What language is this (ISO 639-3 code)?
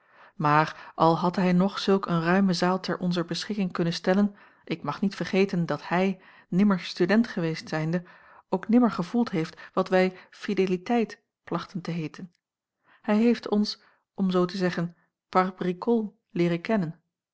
nld